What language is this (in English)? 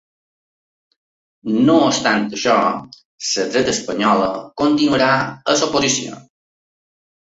Catalan